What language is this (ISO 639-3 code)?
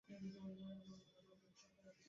ben